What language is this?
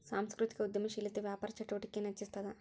Kannada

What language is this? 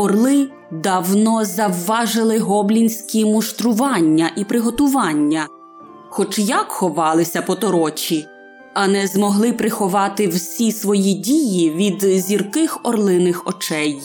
Ukrainian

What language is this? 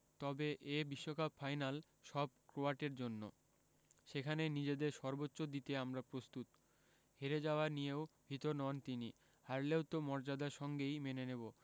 Bangla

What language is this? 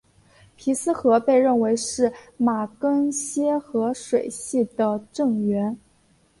Chinese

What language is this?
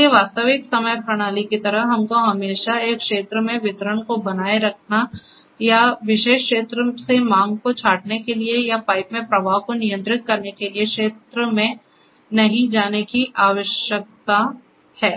Hindi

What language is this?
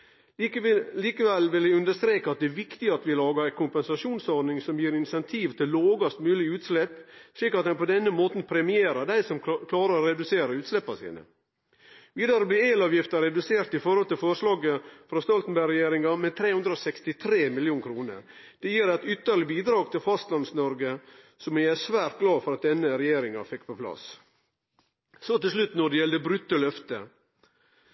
Norwegian Nynorsk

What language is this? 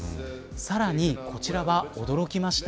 Japanese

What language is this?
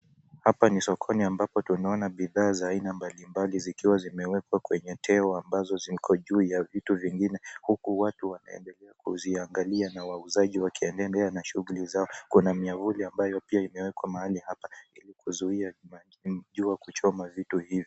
Swahili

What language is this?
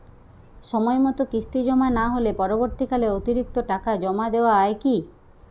Bangla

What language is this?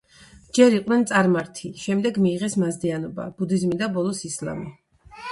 Georgian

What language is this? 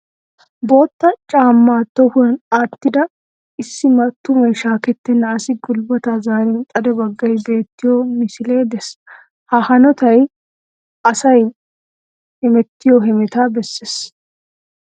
Wolaytta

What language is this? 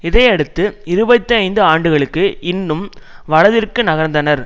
Tamil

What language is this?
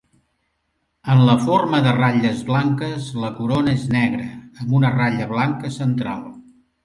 Catalan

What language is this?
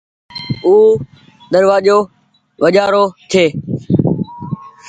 Goaria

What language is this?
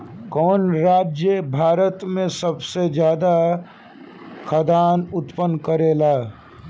Bhojpuri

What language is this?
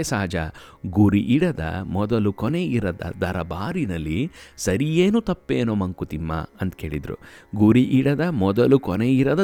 Kannada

